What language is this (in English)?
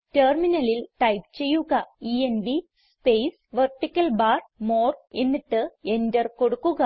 Malayalam